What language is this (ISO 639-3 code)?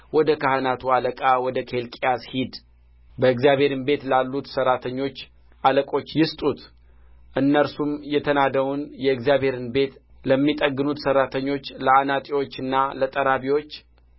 amh